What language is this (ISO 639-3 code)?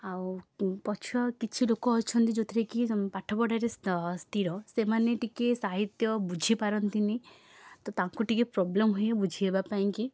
ori